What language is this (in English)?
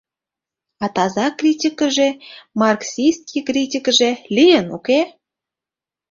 Mari